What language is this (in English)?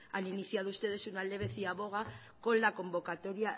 Spanish